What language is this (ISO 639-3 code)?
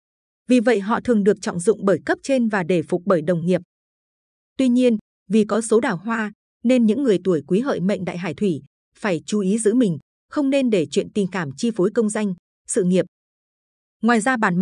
vie